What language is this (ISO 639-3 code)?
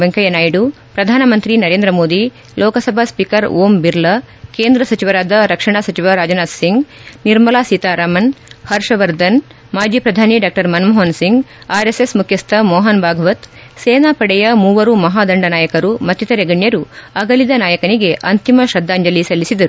kan